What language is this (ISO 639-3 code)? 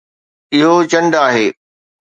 snd